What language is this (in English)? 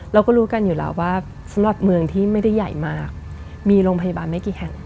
Thai